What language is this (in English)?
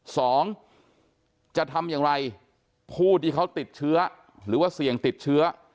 Thai